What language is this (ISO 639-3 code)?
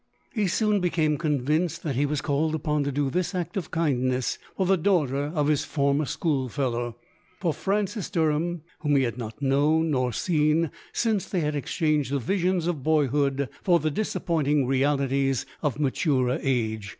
eng